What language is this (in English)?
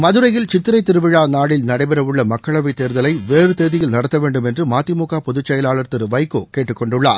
Tamil